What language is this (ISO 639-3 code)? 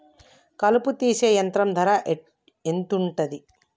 tel